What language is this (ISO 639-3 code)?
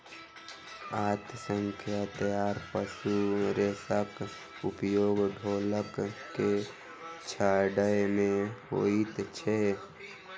mai